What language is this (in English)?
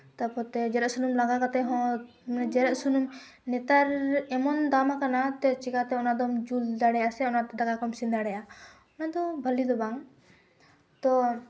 Santali